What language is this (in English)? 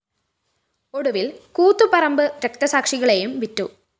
Malayalam